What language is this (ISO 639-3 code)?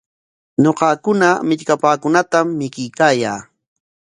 qwa